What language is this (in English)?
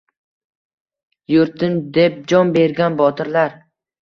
Uzbek